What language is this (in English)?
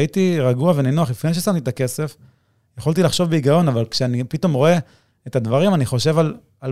Hebrew